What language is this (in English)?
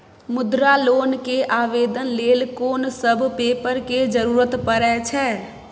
Maithili